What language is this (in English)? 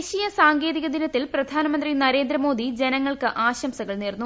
Malayalam